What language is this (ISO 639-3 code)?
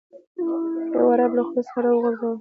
pus